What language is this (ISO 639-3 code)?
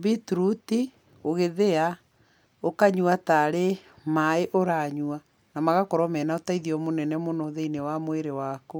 kik